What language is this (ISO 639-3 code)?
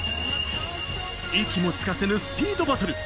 jpn